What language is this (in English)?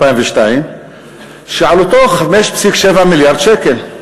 Hebrew